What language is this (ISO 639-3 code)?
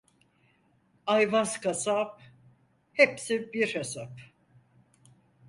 tur